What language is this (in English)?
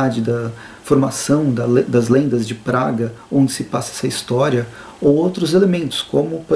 Portuguese